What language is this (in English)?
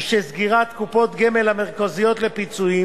Hebrew